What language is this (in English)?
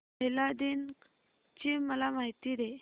Marathi